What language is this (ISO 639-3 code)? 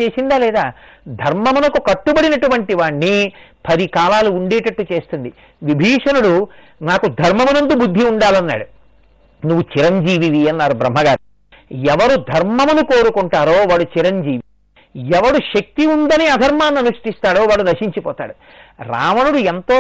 tel